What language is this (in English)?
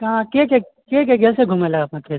Maithili